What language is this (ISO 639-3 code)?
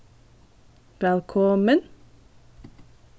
fao